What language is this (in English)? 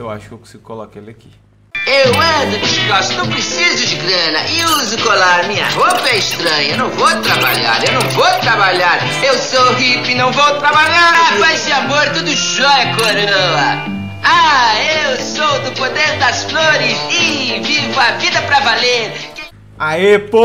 Portuguese